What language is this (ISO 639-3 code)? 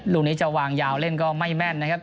tha